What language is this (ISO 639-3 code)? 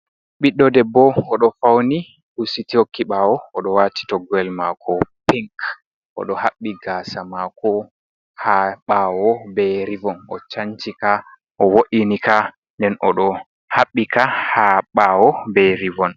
ful